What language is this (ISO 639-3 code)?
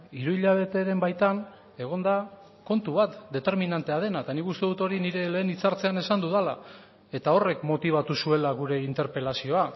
eus